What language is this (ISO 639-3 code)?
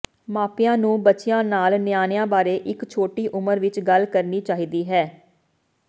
pan